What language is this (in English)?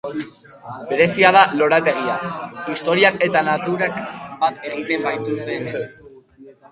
Basque